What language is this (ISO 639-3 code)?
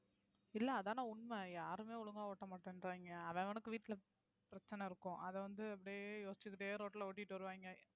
tam